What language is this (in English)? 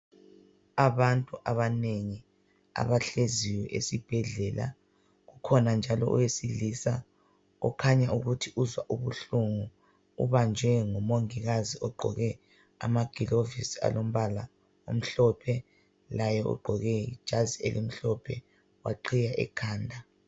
North Ndebele